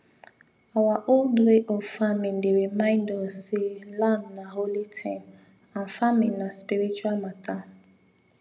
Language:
Nigerian Pidgin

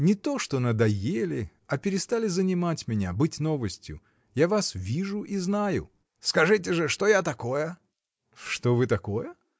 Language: Russian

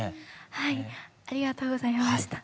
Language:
Japanese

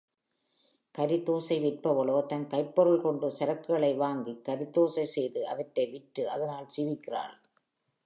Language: Tamil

